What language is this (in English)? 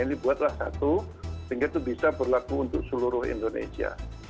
Indonesian